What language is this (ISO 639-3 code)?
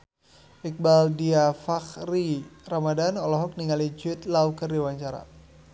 sun